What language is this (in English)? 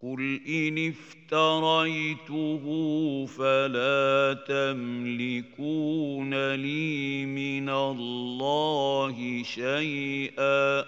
Arabic